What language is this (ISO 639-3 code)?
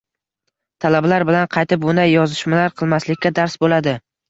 uzb